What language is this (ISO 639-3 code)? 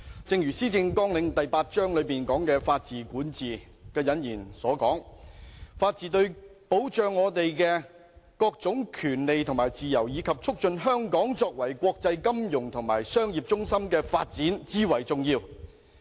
yue